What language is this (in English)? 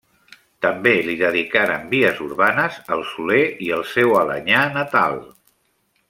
Catalan